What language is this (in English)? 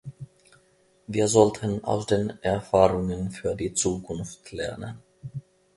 German